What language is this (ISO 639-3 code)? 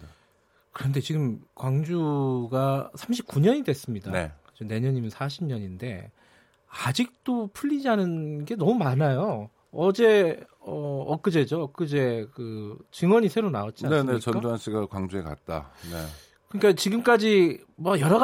kor